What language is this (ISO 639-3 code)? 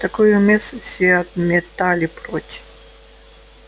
rus